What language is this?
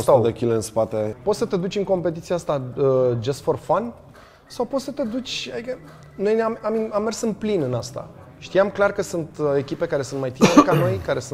Romanian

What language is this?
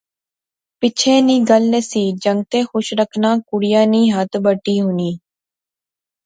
Pahari-Potwari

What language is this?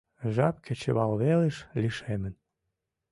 Mari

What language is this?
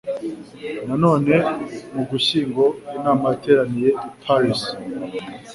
Kinyarwanda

